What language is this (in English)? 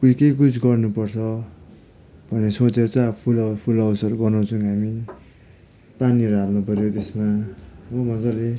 Nepali